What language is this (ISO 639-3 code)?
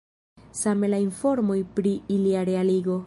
epo